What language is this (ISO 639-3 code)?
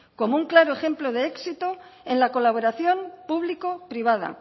spa